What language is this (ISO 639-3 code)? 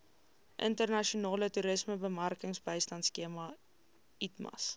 afr